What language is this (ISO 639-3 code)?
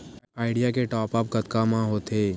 hne